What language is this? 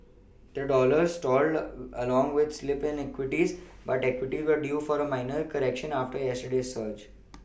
English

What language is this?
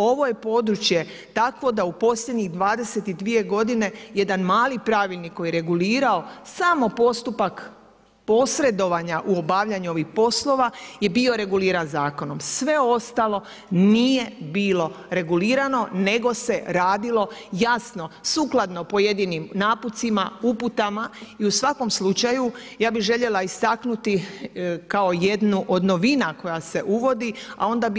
Croatian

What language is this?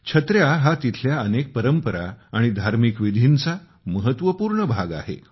Marathi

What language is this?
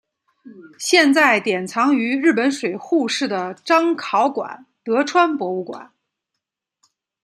Chinese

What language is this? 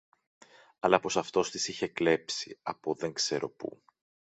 Greek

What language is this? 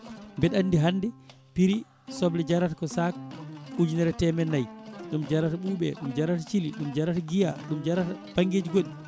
Fula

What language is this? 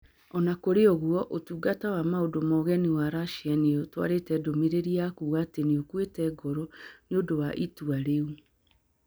Kikuyu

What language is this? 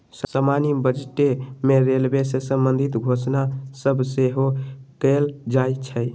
Magahi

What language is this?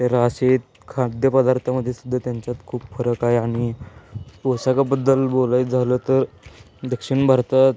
Marathi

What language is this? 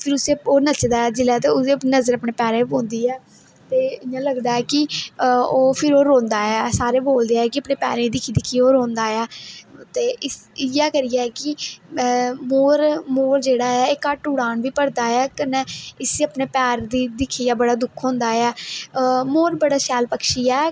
Dogri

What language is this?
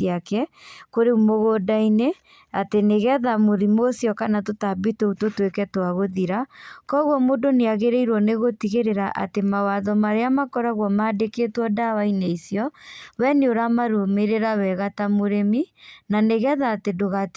Kikuyu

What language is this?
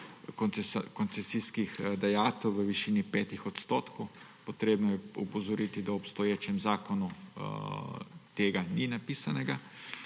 Slovenian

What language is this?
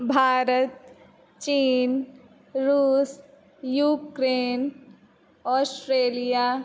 Sanskrit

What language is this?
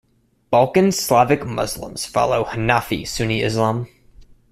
English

